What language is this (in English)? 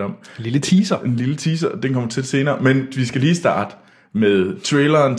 Danish